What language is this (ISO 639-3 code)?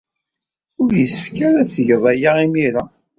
kab